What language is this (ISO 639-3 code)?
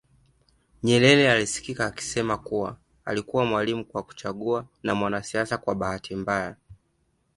swa